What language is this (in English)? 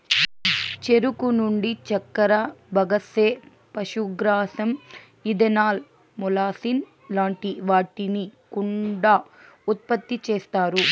Telugu